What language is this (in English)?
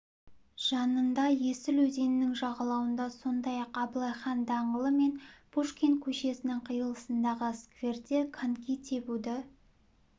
Kazakh